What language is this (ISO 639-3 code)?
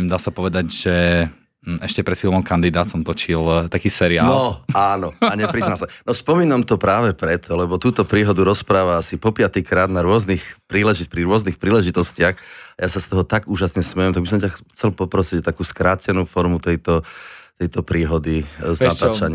slk